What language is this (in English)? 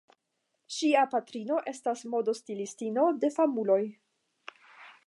Esperanto